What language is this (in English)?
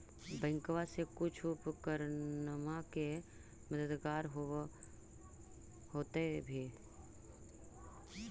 Magahi